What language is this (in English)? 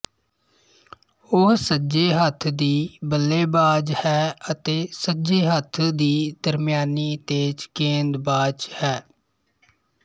Punjabi